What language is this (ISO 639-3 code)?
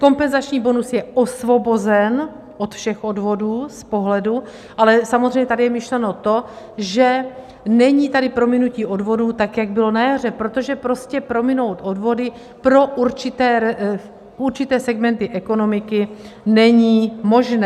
ces